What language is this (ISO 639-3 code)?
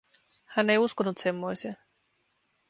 fin